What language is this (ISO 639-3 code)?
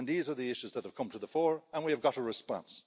eng